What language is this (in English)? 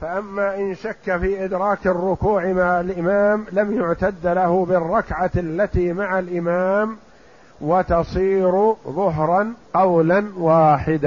Arabic